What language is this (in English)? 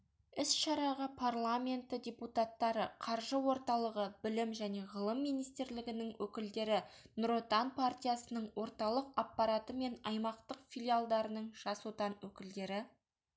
Kazakh